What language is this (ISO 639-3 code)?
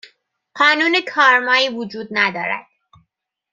fas